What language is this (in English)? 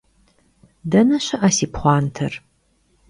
Kabardian